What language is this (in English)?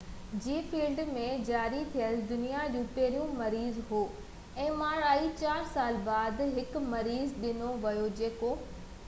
Sindhi